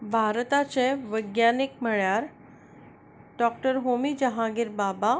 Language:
Konkani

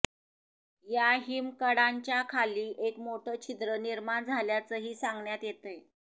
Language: Marathi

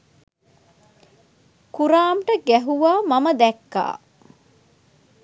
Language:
Sinhala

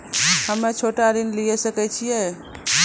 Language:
Maithili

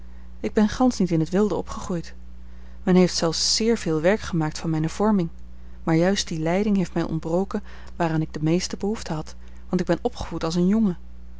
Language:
Dutch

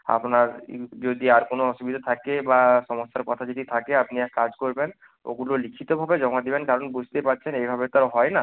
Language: Bangla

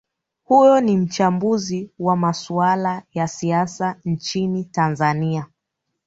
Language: Swahili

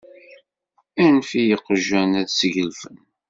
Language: Kabyle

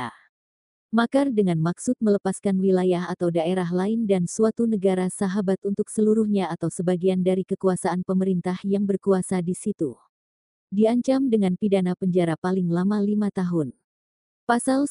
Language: Indonesian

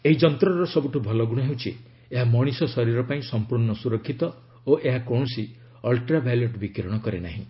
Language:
Odia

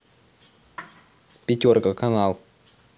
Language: Russian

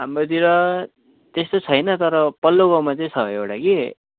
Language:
Nepali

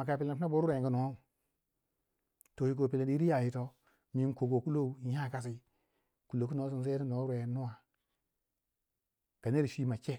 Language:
Waja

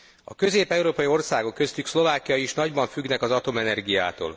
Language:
Hungarian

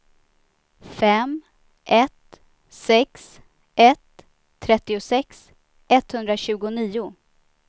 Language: Swedish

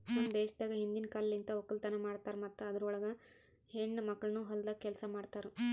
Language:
Kannada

